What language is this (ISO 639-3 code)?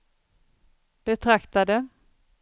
swe